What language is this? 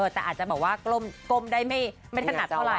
Thai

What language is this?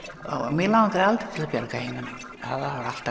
Icelandic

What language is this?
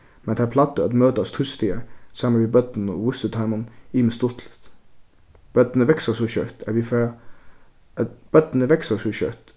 Faroese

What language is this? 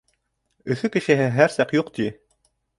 Bashkir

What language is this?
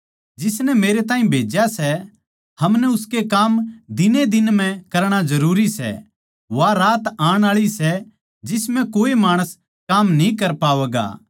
Haryanvi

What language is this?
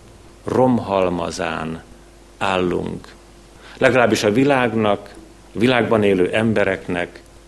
Hungarian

